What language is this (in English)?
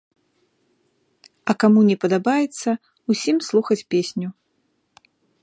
Belarusian